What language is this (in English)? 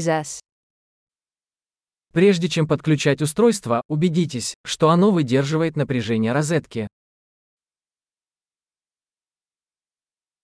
Greek